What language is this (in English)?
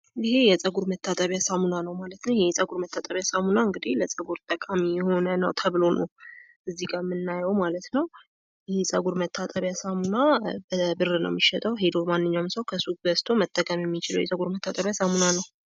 Amharic